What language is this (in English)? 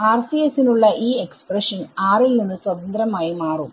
Malayalam